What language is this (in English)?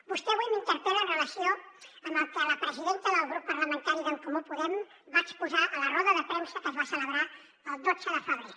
Catalan